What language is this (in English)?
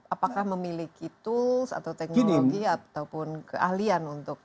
Indonesian